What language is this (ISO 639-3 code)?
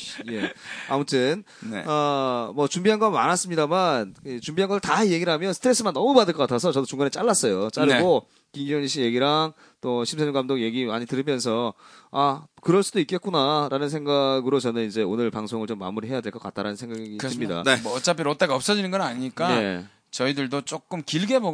kor